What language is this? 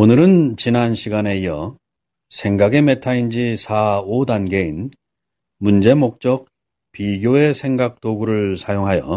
Korean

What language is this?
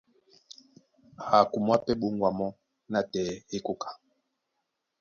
Duala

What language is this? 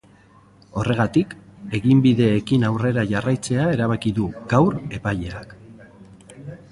Basque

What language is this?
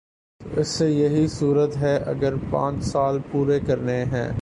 Urdu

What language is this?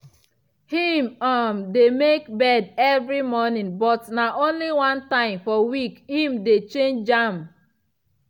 Nigerian Pidgin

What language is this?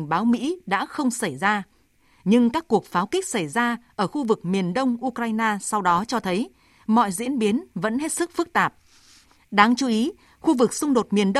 Vietnamese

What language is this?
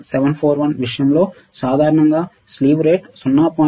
Telugu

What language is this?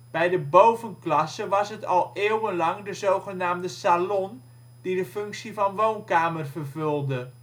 Dutch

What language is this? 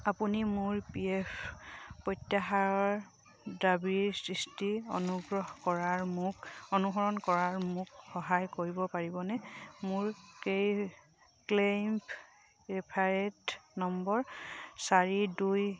Assamese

